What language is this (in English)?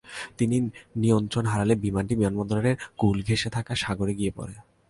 Bangla